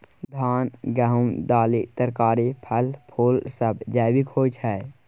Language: Maithili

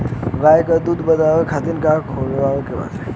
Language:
Bhojpuri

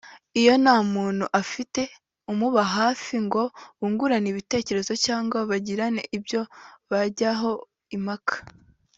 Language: Kinyarwanda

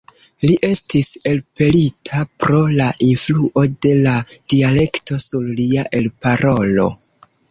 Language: Esperanto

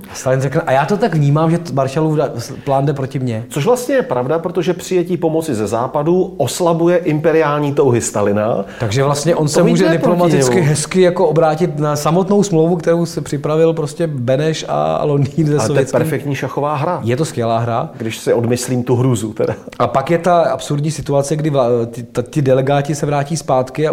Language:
Czech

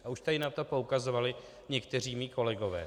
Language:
Czech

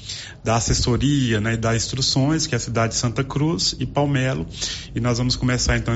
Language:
Portuguese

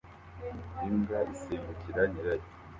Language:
Kinyarwanda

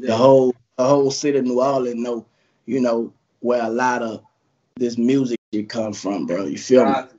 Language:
English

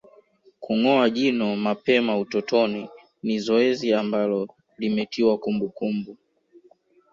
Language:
Swahili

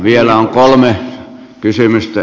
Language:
Finnish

